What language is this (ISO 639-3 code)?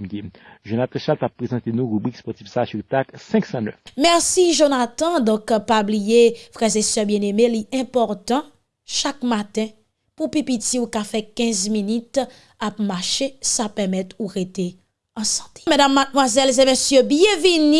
fra